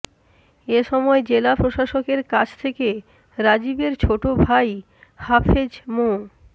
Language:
Bangla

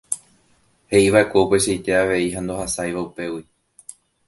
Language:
Guarani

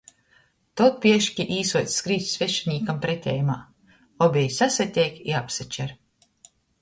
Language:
Latgalian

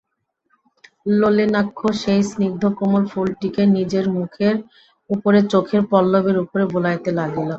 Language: Bangla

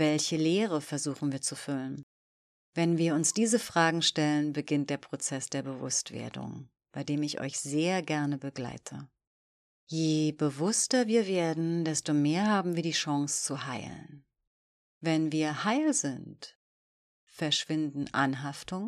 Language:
German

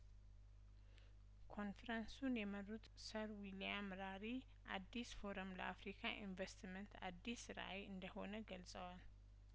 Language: Amharic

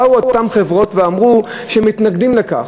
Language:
Hebrew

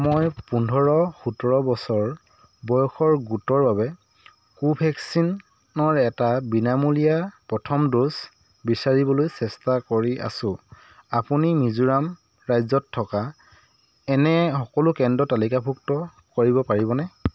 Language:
Assamese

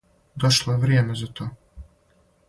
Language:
Serbian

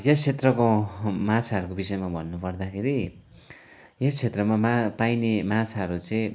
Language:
Nepali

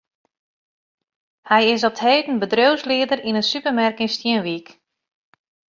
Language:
Western Frisian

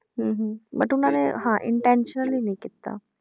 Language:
Punjabi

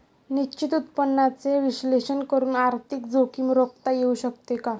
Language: Marathi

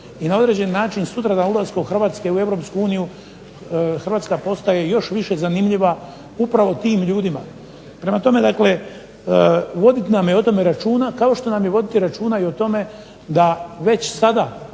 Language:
Croatian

